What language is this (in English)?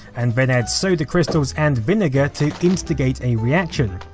English